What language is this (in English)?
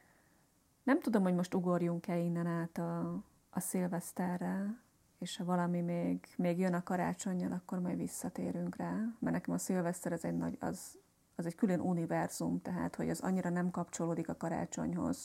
Hungarian